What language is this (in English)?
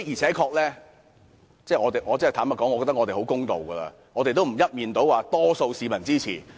Cantonese